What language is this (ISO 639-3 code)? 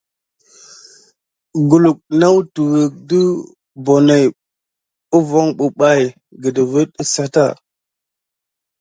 gid